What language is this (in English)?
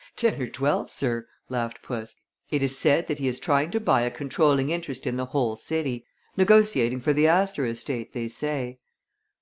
English